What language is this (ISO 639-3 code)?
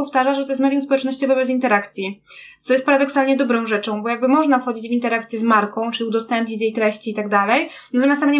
pol